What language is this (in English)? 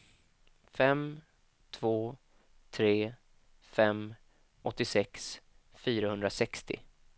Swedish